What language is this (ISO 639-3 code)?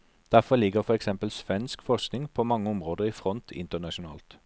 nor